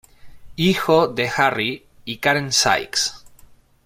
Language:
Spanish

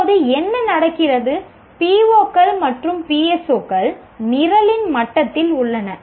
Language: Tamil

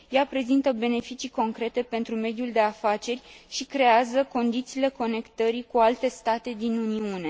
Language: Romanian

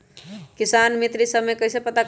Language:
Magahi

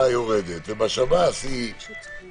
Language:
Hebrew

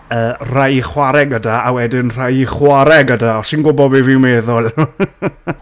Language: Welsh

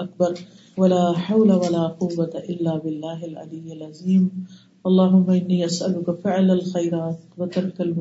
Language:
Urdu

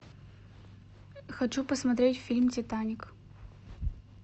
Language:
Russian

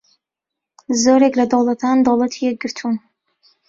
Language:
Central Kurdish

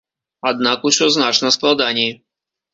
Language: Belarusian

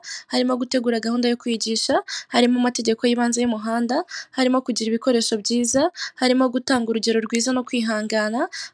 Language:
Kinyarwanda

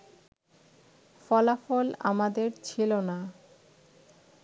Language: Bangla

